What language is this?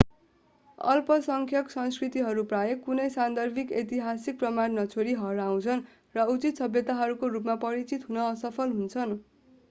Nepali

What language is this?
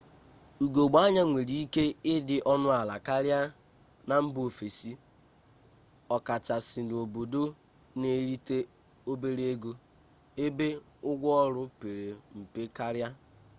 Igbo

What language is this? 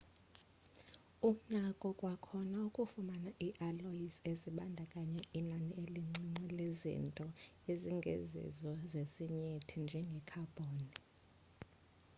Xhosa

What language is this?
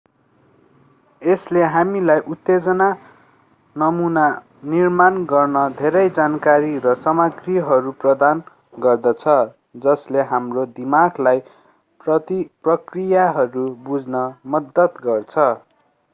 Nepali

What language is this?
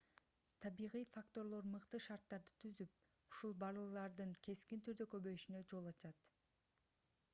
Kyrgyz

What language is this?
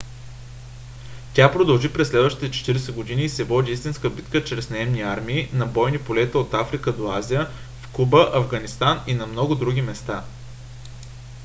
Bulgarian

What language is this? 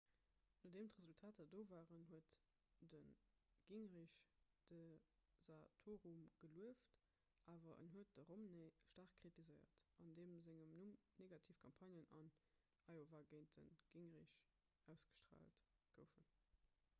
Luxembourgish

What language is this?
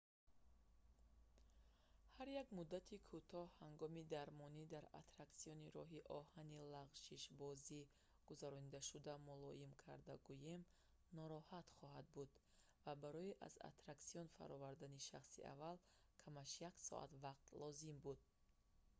Tajik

